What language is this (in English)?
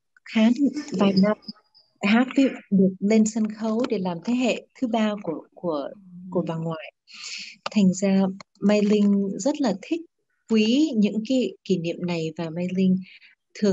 Vietnamese